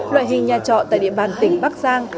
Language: Vietnamese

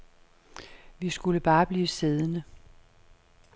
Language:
Danish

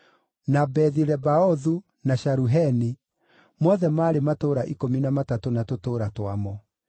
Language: Kikuyu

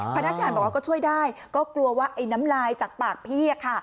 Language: Thai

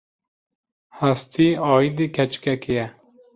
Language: Kurdish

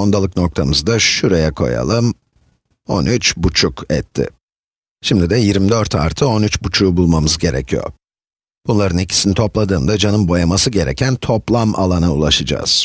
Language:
Turkish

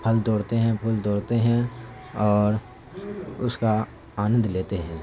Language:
Urdu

